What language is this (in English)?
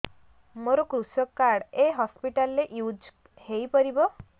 Odia